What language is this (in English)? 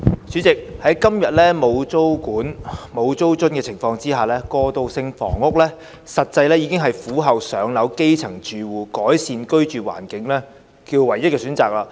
Cantonese